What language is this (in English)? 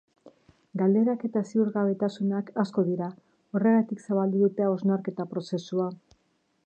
Basque